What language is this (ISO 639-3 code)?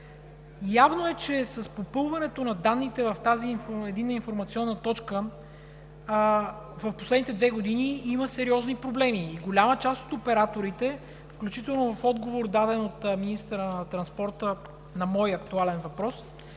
bul